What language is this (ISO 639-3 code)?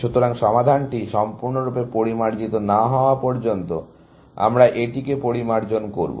ben